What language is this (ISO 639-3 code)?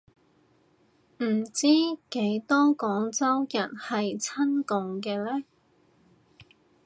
yue